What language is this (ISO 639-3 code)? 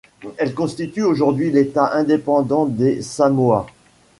fra